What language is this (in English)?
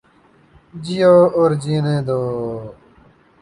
Urdu